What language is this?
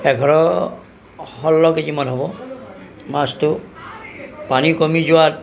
Assamese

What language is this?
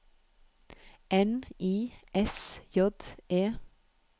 Norwegian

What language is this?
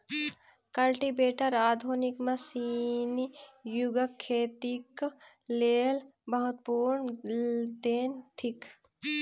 Maithili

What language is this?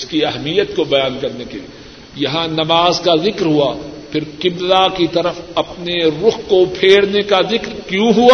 Urdu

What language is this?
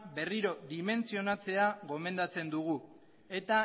Basque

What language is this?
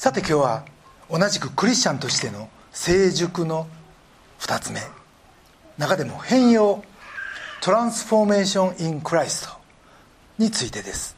Japanese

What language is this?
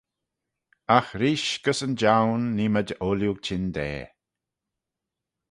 Manx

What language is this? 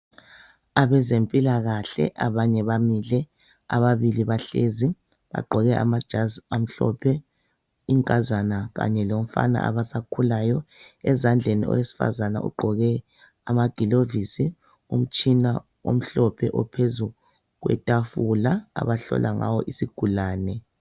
North Ndebele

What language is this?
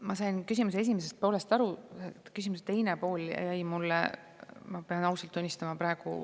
Estonian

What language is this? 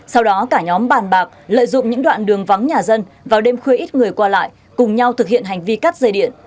Vietnamese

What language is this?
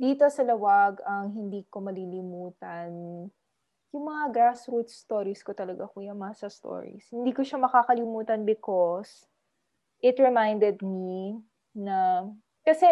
Filipino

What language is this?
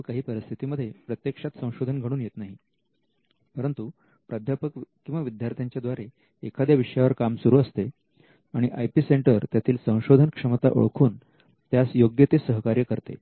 Marathi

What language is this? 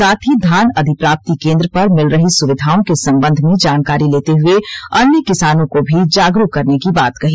Hindi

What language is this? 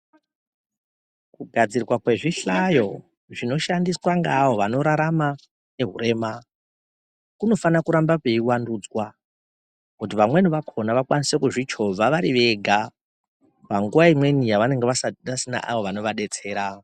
Ndau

